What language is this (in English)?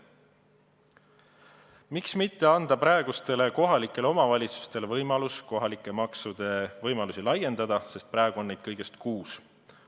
Estonian